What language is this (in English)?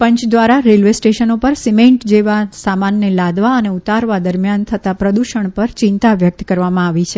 Gujarati